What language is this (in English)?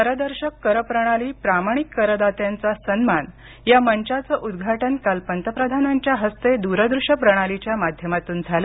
Marathi